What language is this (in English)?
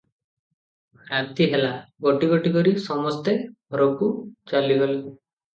Odia